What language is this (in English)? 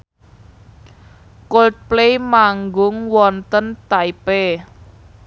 Javanese